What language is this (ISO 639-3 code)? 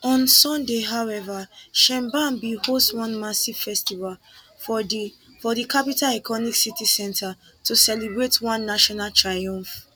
pcm